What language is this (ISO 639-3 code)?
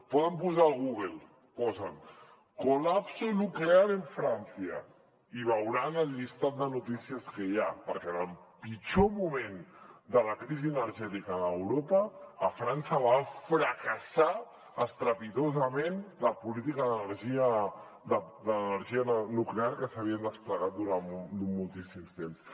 cat